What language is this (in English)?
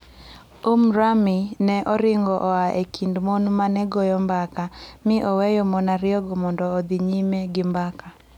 Luo (Kenya and Tanzania)